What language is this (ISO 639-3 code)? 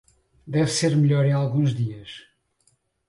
por